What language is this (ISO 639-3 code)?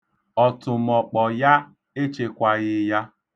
ibo